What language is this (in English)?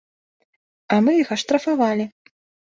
Belarusian